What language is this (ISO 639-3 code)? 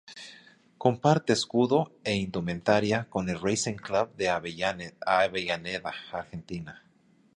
spa